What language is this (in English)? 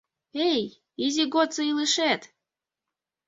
Mari